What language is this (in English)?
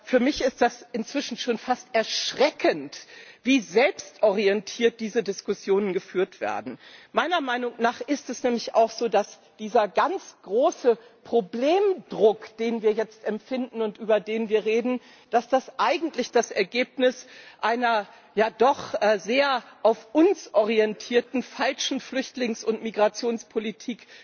German